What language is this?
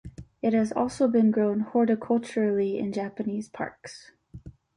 English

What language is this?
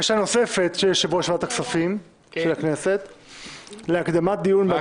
Hebrew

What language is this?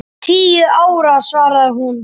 Icelandic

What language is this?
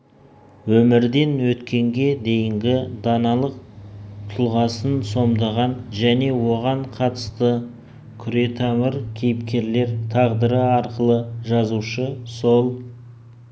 Kazakh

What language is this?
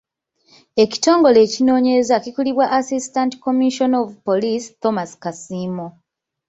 Ganda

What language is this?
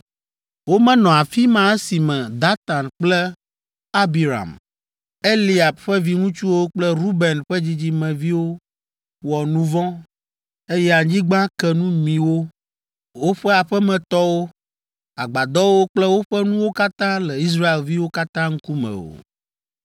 Ewe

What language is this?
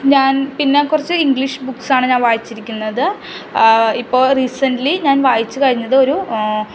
Malayalam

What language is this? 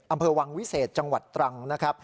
Thai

